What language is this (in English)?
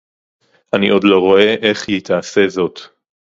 Hebrew